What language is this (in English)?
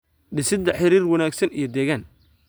Somali